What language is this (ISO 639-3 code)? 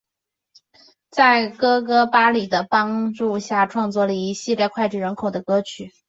zho